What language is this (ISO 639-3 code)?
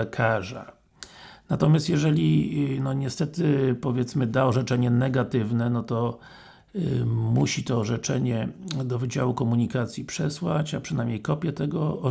pol